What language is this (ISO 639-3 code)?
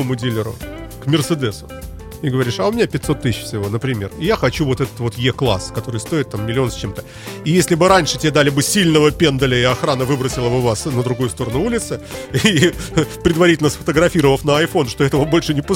rus